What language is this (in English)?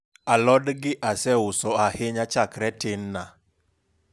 Luo (Kenya and Tanzania)